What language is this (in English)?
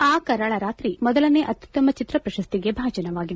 Kannada